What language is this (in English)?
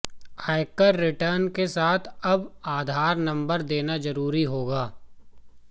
Hindi